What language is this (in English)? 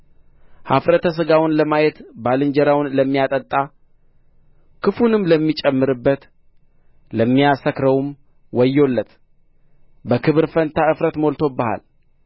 Amharic